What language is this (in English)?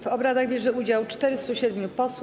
Polish